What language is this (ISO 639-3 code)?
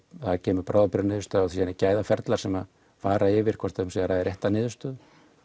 isl